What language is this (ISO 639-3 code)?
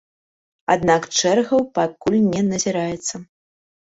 bel